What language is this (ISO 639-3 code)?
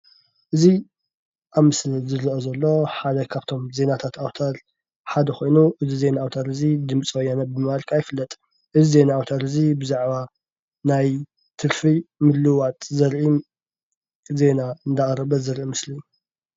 tir